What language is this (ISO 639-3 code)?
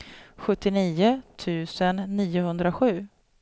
swe